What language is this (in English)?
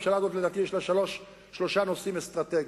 Hebrew